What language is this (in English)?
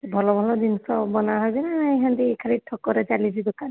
Odia